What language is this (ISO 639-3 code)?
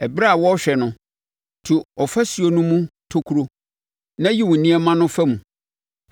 aka